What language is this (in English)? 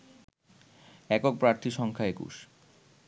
Bangla